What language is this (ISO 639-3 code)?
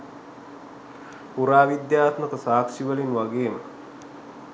sin